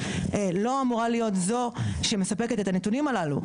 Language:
Hebrew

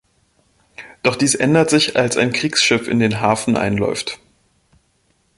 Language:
German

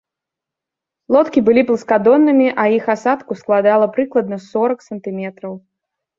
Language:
Belarusian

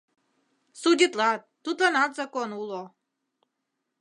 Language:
Mari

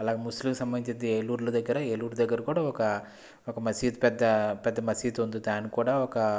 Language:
Telugu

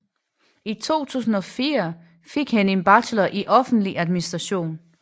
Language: Danish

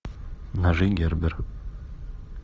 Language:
Russian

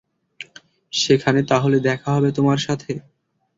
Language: Bangla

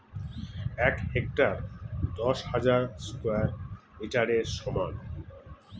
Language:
Bangla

